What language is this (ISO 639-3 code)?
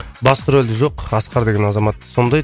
kaz